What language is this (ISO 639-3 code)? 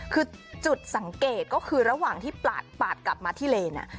tha